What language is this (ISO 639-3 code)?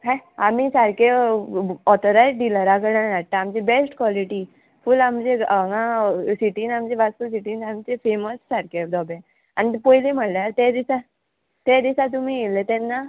kok